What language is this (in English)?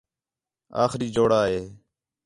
Khetrani